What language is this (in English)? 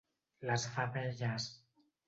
Catalan